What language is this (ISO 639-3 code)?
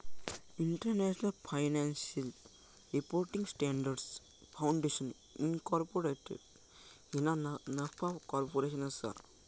mar